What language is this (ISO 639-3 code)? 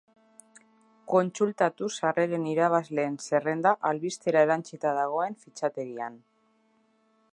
eus